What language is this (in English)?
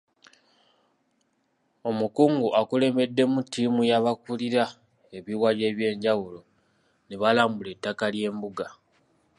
Ganda